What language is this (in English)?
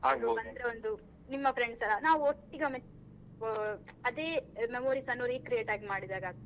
Kannada